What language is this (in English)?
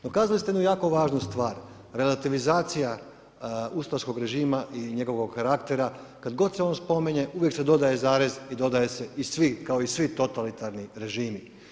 Croatian